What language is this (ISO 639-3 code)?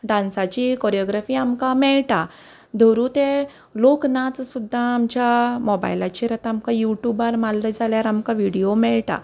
kok